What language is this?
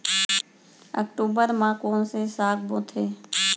Chhattisgarhi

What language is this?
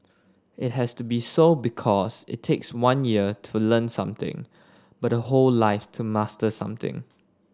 English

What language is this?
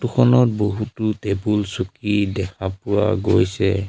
Assamese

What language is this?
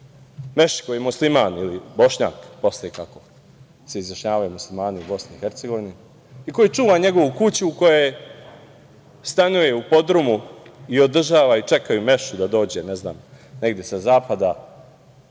Serbian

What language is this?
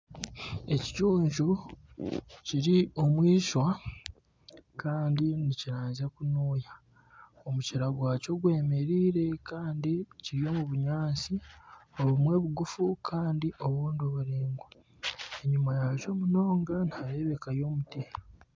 Nyankole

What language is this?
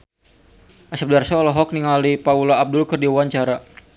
Sundanese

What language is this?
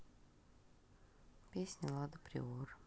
Russian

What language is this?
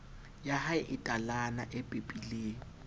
Southern Sotho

